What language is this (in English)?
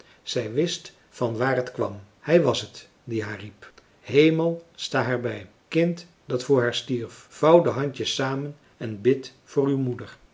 Dutch